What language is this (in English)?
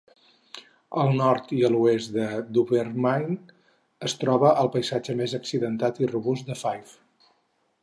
Catalan